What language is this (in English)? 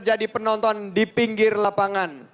Indonesian